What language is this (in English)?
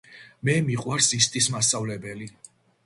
Georgian